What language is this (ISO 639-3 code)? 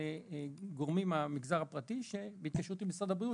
heb